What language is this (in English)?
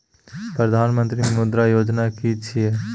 Maithili